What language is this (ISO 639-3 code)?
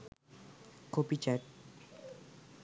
sin